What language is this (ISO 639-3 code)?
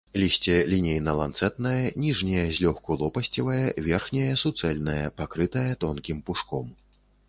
bel